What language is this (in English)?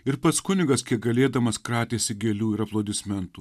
Lithuanian